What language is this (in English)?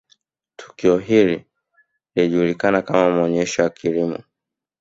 Swahili